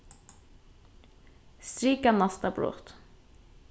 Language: Faroese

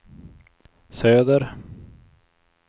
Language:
Swedish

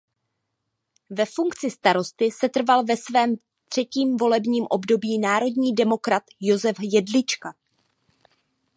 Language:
Czech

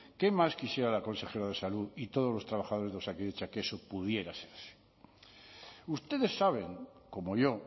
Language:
Spanish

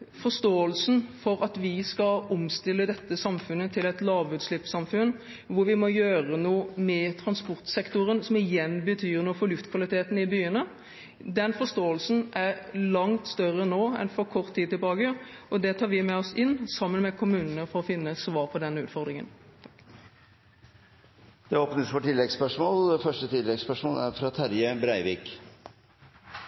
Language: Norwegian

